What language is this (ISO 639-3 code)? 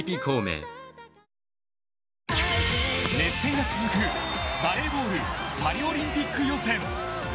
jpn